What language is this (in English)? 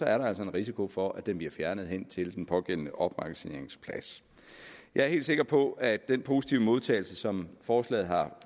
Danish